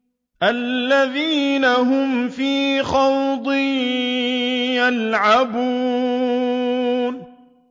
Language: Arabic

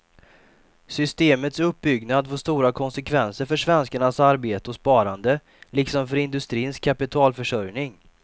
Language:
Swedish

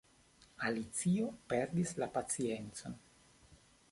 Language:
Esperanto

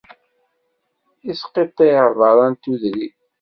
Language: Kabyle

